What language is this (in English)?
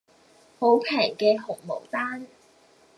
Cantonese